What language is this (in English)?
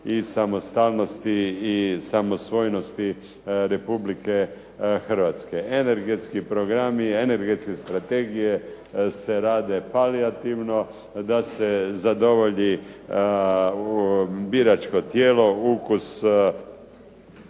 Croatian